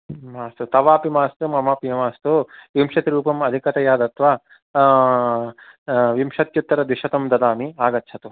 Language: Sanskrit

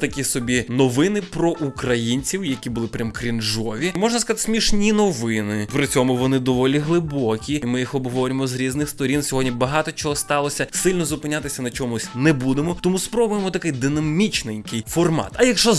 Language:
Ukrainian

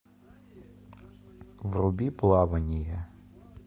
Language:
Russian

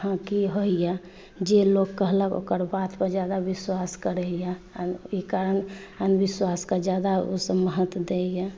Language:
Maithili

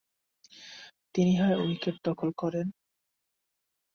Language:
Bangla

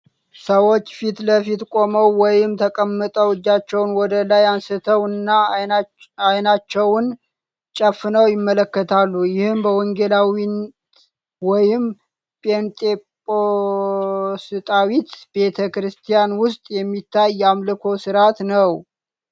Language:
Amharic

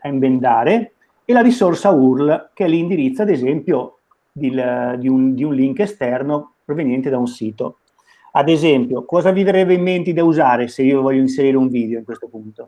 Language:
Italian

